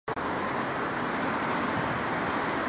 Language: Chinese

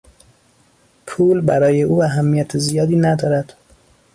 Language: Persian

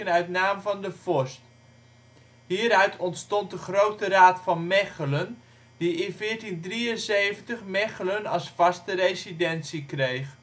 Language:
Dutch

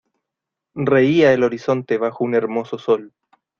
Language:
Spanish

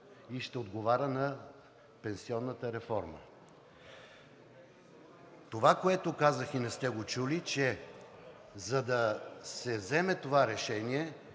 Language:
Bulgarian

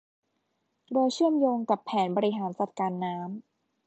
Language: Thai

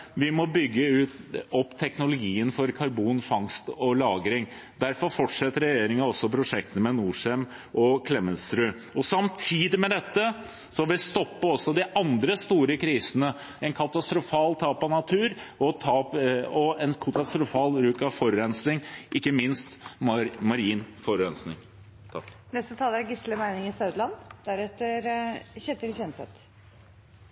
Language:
Norwegian Bokmål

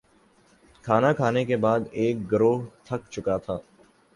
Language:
Urdu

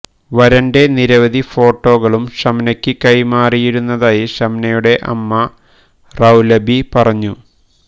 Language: Malayalam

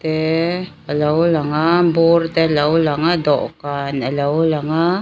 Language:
Mizo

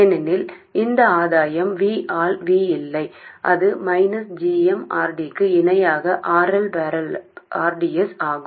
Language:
Tamil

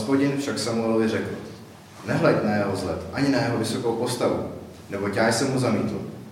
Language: Czech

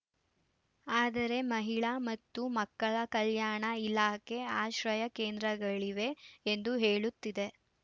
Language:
Kannada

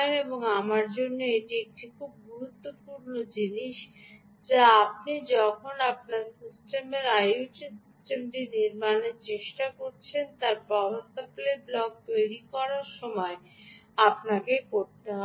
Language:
Bangla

